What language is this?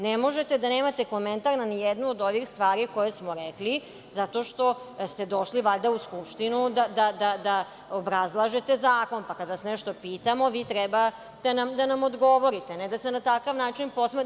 Serbian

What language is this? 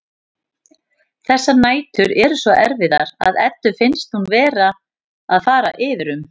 Icelandic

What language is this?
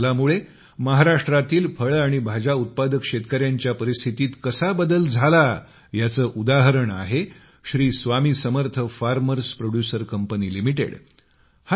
Marathi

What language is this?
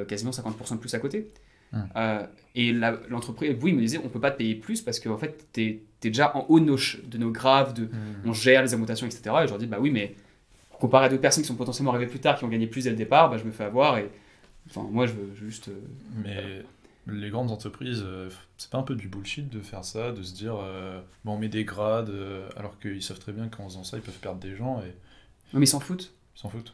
French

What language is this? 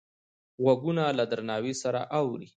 Pashto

